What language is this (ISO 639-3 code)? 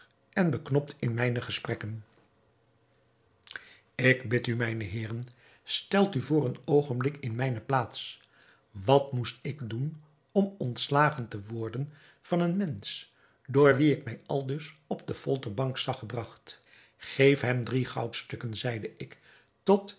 nld